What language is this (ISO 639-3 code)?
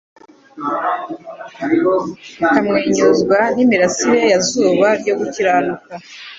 kin